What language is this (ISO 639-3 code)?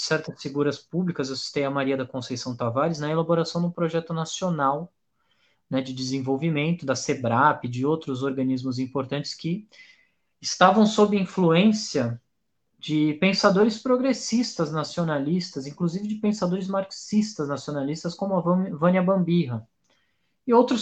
por